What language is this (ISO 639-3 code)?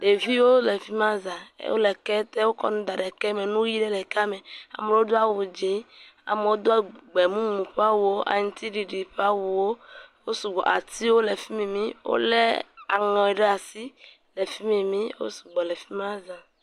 ewe